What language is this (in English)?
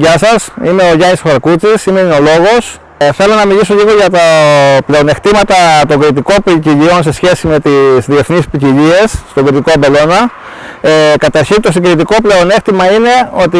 Greek